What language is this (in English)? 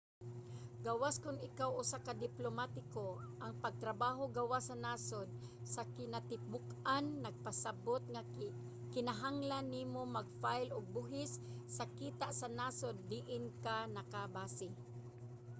Cebuano